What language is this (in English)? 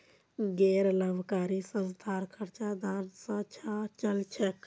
Magahi